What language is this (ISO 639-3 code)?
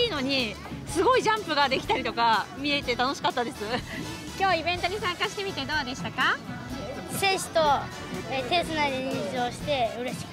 jpn